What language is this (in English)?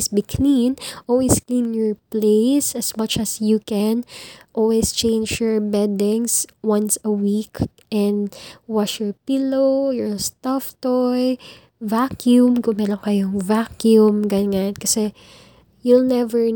Filipino